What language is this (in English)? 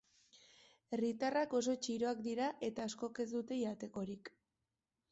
Basque